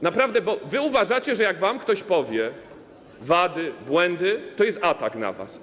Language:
Polish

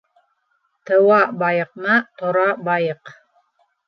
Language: Bashkir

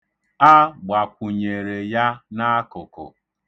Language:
Igbo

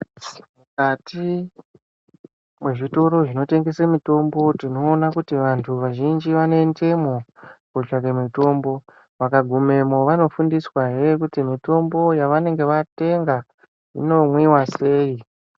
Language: Ndau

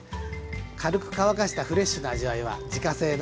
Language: Japanese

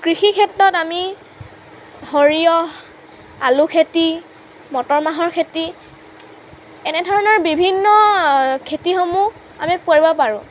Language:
Assamese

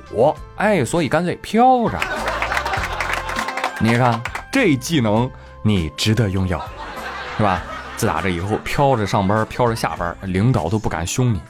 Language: Chinese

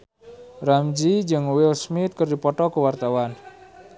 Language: Sundanese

